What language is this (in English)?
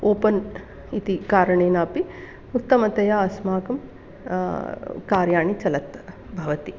Sanskrit